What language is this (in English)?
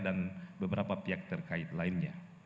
Indonesian